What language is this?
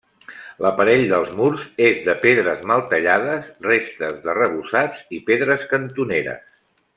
Catalan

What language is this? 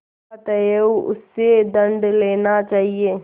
Hindi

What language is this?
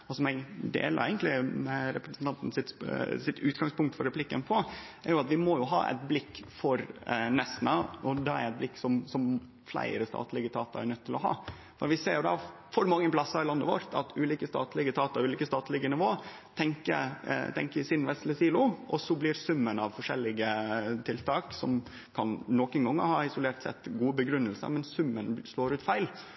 Norwegian Nynorsk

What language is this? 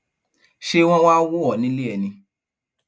Yoruba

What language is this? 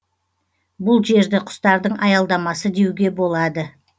Kazakh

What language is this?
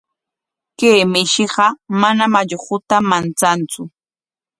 Corongo Ancash Quechua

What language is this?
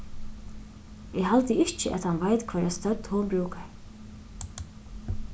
Faroese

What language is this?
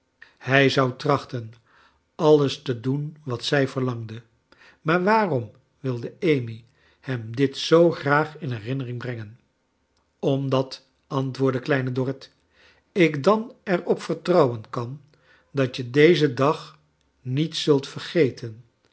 Dutch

